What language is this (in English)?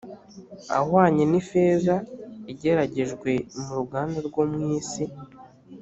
Kinyarwanda